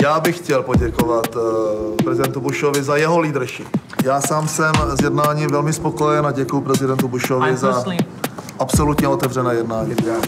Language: Czech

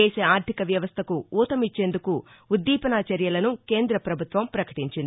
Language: Telugu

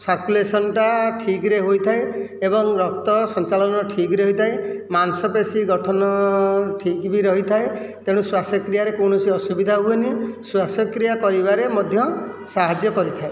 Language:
Odia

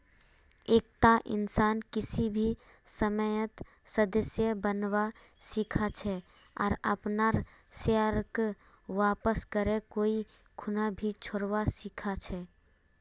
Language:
Magahi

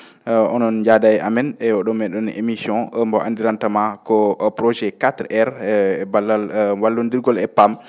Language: Fula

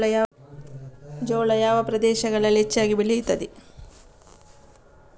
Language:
Kannada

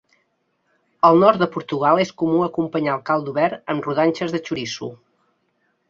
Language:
Catalan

